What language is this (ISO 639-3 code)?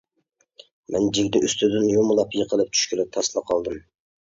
uig